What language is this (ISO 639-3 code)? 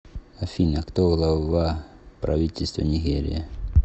rus